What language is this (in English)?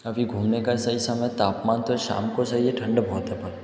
Hindi